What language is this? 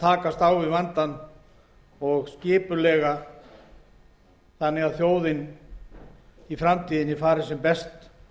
Icelandic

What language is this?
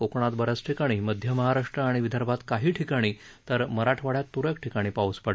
Marathi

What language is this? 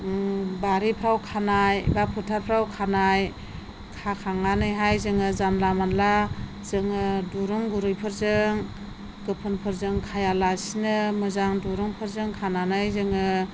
Bodo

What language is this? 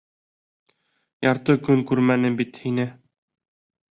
Bashkir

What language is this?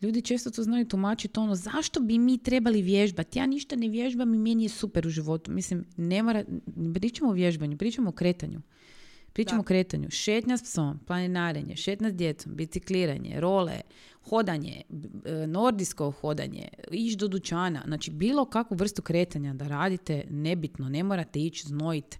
Croatian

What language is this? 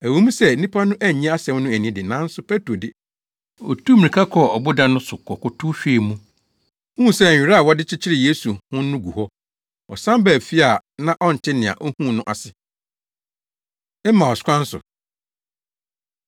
Akan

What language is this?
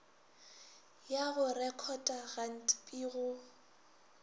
Northern Sotho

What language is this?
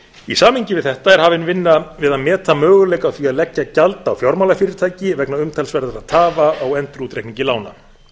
Icelandic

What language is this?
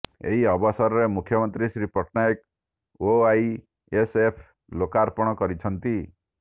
Odia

